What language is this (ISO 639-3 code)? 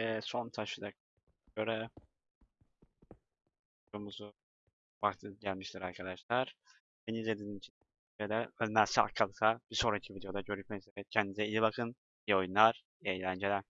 tur